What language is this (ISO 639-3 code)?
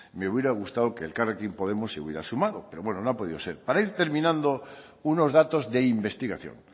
spa